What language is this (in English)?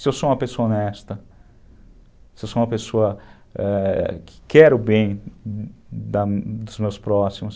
Portuguese